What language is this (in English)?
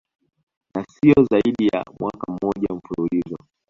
Swahili